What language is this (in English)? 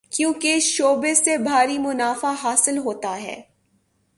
Urdu